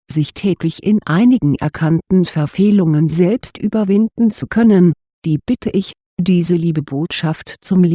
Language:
German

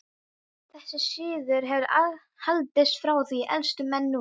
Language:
Icelandic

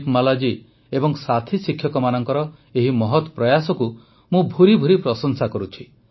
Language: Odia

